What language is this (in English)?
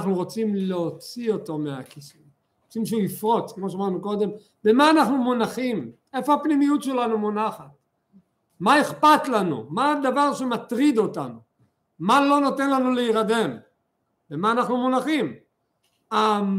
Hebrew